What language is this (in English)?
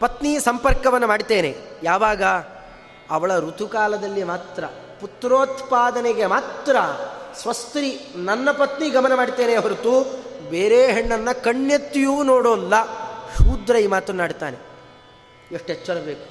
Kannada